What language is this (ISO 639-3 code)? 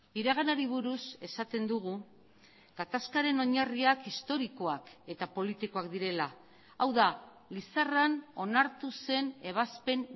eus